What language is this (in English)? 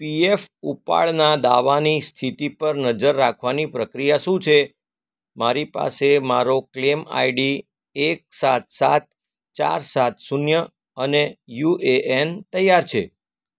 Gujarati